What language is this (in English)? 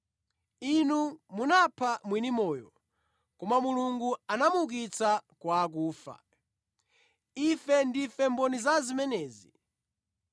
Nyanja